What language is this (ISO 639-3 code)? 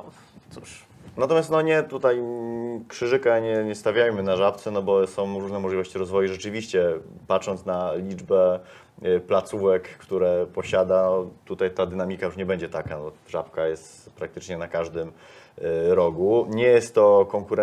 pol